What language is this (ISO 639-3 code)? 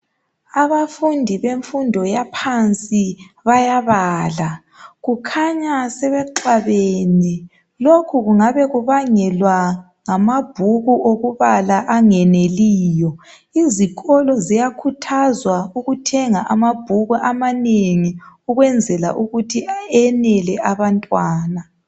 nde